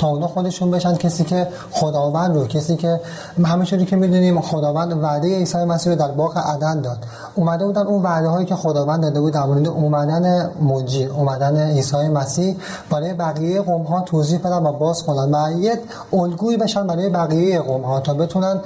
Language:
Persian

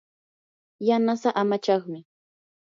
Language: Yanahuanca Pasco Quechua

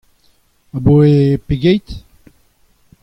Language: Breton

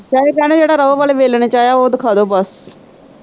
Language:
Punjabi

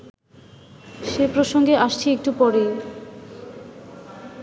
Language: Bangla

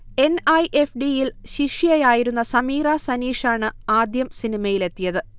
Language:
Malayalam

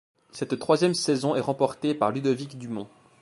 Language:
French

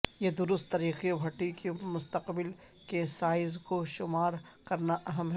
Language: Urdu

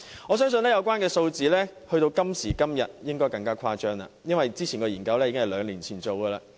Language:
Cantonese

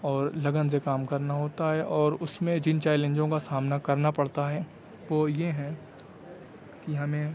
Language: Urdu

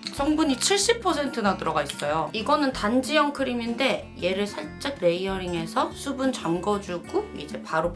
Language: Korean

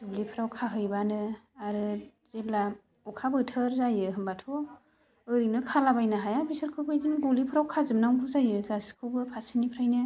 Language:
Bodo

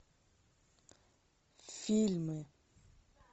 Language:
Russian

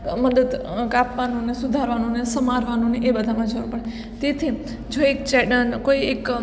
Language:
Gujarati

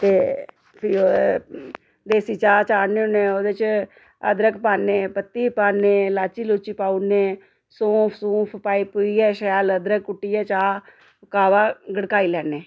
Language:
Dogri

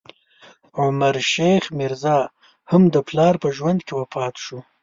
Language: Pashto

